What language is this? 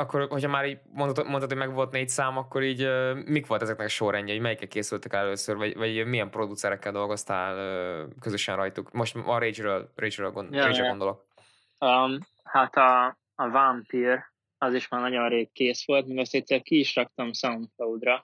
Hungarian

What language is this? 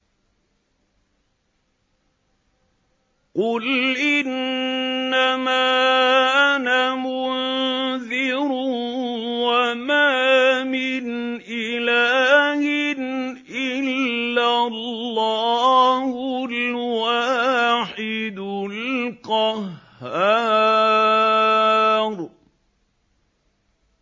Arabic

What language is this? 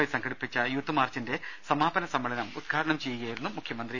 Malayalam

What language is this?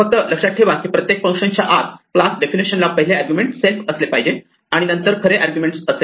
Marathi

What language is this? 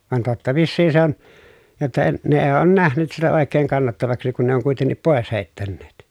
Finnish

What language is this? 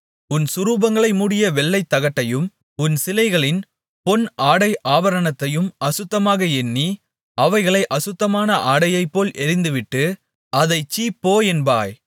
Tamil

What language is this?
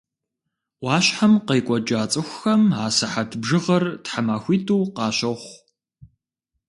Kabardian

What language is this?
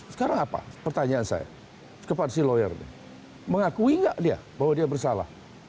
Indonesian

